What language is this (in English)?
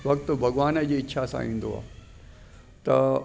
Sindhi